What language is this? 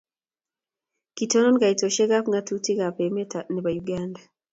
Kalenjin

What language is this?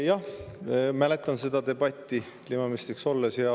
Estonian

